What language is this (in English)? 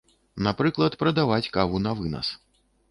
Belarusian